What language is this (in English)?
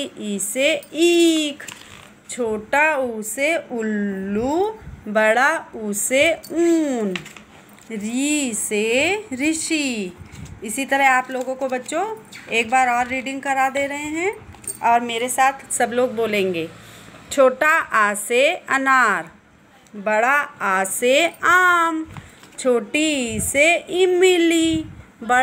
Hindi